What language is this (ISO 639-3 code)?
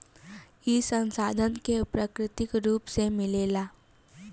bho